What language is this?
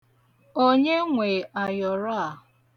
Igbo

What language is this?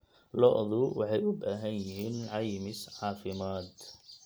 Somali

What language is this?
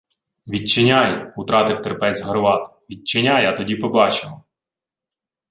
Ukrainian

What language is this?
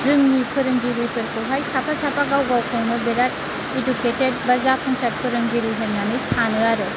Bodo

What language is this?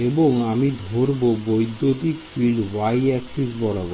Bangla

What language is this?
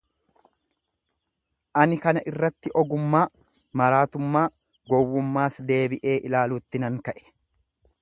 Oromo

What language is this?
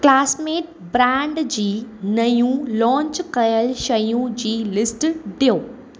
Sindhi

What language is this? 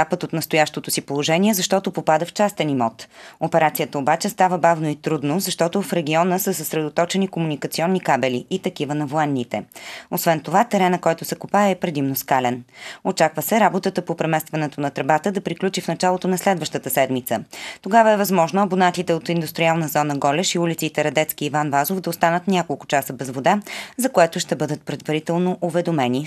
Bulgarian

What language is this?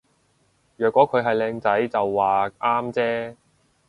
Cantonese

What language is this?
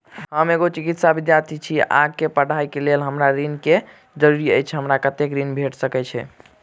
Maithili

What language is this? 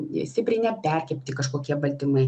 Lithuanian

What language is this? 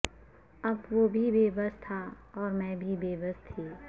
Urdu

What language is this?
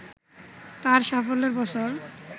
Bangla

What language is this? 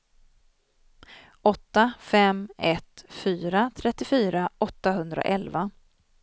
Swedish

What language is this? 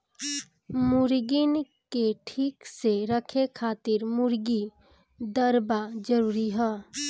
Bhojpuri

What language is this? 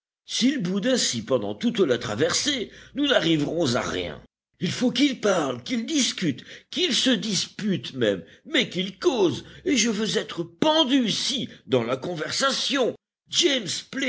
French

